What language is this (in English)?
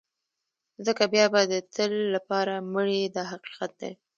Pashto